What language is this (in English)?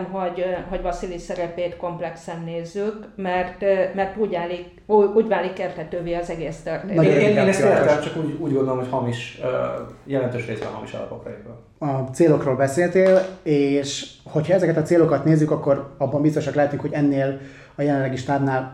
Hungarian